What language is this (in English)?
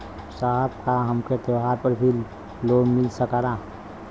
Bhojpuri